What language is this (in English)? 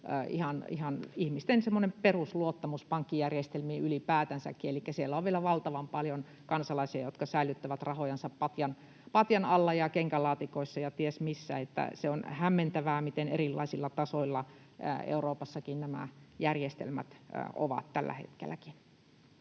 Finnish